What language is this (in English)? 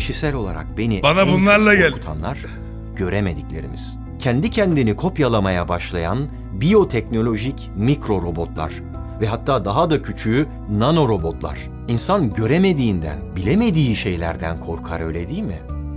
Turkish